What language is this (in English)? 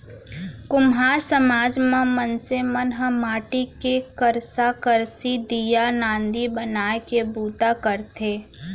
Chhattisgarhi